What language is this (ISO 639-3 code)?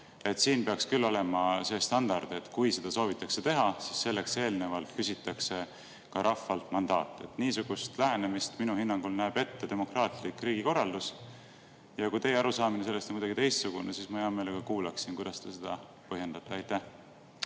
est